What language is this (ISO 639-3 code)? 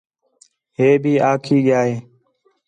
xhe